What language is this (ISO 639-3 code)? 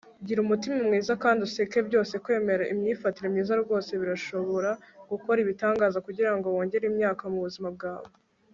kin